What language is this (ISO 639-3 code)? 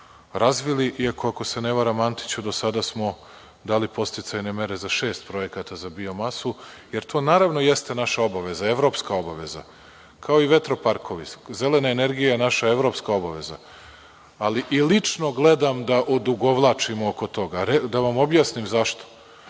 srp